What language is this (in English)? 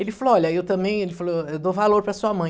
Portuguese